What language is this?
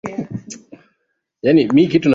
Swahili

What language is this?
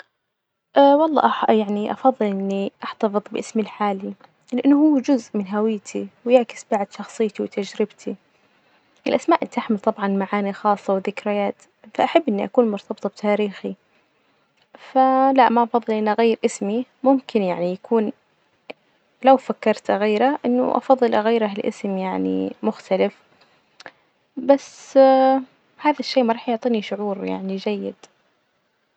Najdi Arabic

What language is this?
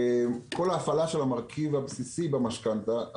Hebrew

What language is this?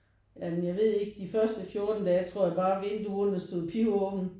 Danish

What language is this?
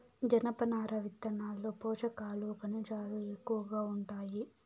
Telugu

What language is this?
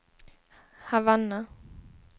Swedish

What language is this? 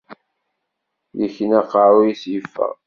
Kabyle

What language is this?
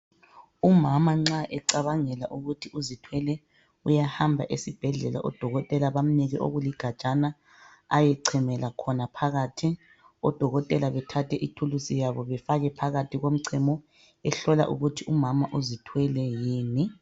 North Ndebele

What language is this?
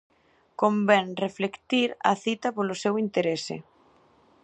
Galician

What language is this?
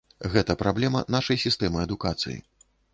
Belarusian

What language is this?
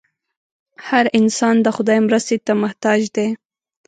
Pashto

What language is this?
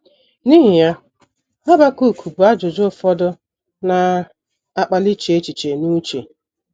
Igbo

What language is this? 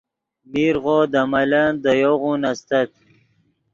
Yidgha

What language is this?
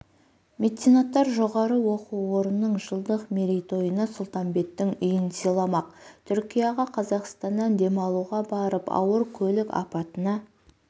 Kazakh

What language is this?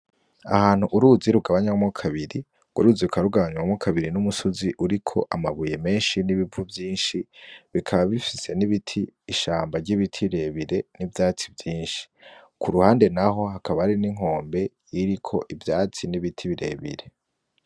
Rundi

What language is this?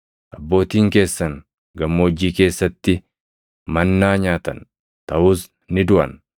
Oromo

